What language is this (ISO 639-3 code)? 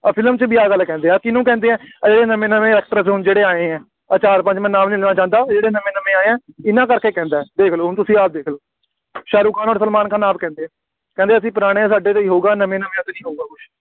pan